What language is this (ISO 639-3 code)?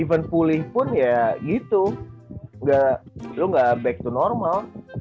ind